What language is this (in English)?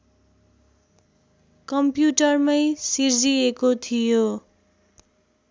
Nepali